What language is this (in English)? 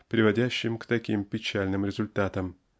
Russian